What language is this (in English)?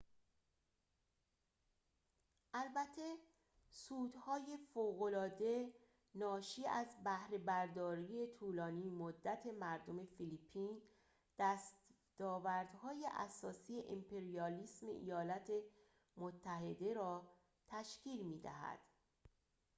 Persian